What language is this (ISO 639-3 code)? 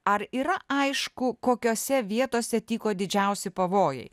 lit